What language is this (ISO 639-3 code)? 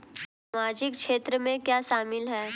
hin